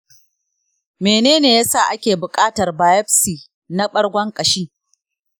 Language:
Hausa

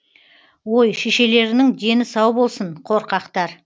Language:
Kazakh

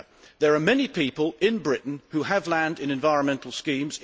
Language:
English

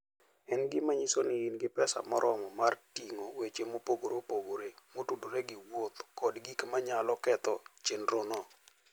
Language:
Luo (Kenya and Tanzania)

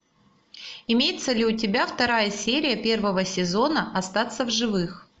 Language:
Russian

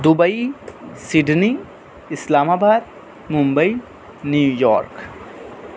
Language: Urdu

